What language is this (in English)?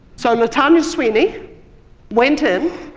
English